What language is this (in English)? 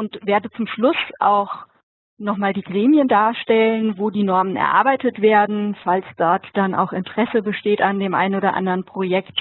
German